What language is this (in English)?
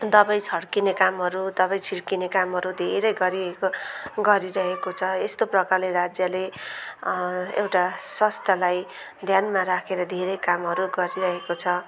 Nepali